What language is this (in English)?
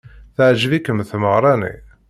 Kabyle